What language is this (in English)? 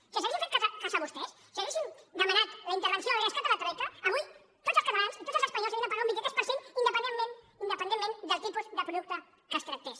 Catalan